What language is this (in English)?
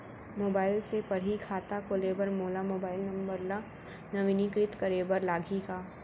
Chhattisgarhi